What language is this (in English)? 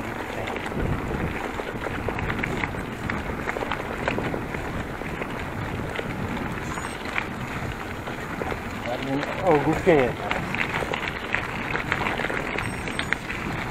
Polish